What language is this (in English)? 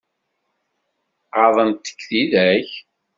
Kabyle